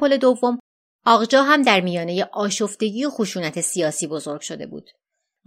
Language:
Persian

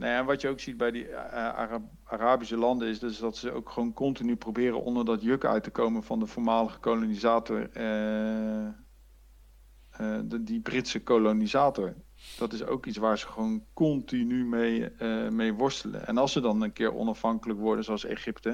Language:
Dutch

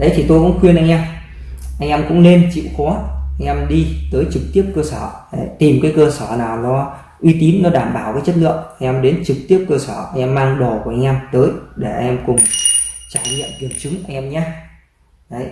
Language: Vietnamese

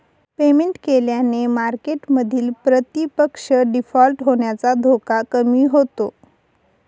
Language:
Marathi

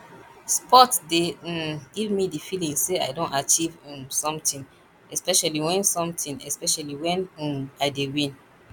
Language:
Nigerian Pidgin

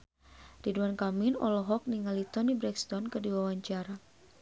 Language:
Sundanese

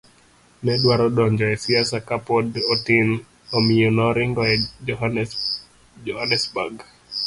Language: Luo (Kenya and Tanzania)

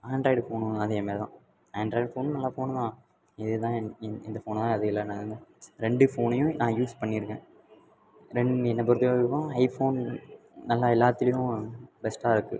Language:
Tamil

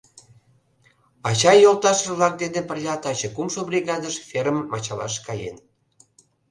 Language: Mari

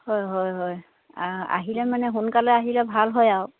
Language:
Assamese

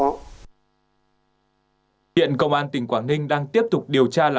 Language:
Vietnamese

